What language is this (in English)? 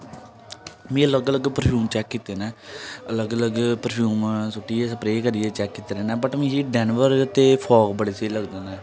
Dogri